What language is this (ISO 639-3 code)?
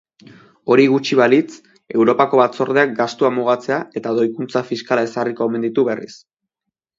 eus